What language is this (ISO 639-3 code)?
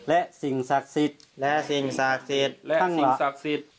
tha